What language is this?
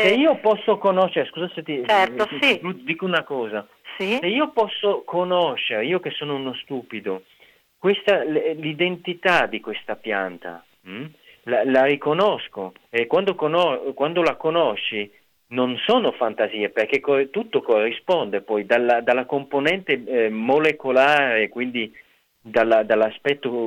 Italian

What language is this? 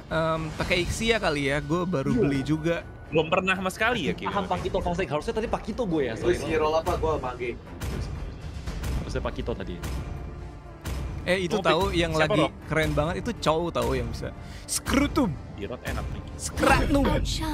Indonesian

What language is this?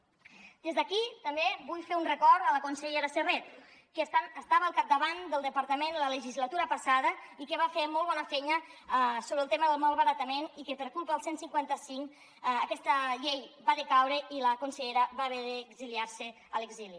Catalan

